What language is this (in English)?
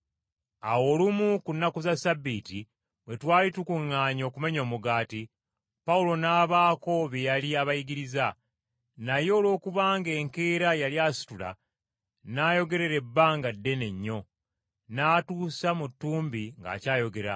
Ganda